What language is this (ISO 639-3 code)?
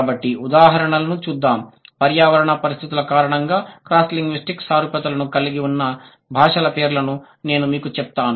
tel